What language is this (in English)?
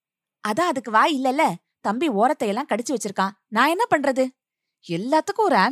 Tamil